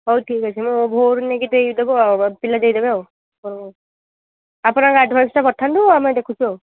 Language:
Odia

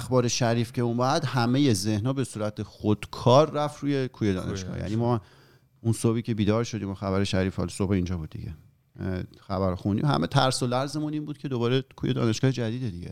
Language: Persian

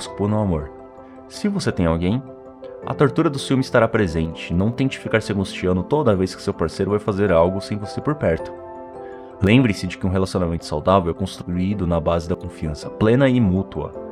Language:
Portuguese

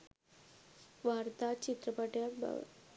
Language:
Sinhala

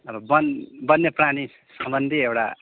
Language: Nepali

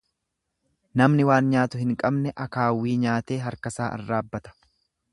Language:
Oromo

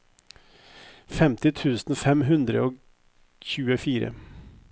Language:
Norwegian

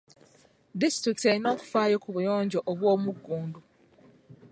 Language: Ganda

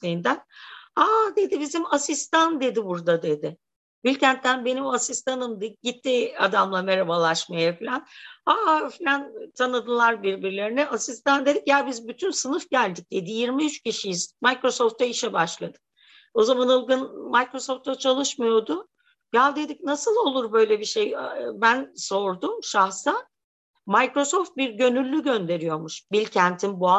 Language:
Turkish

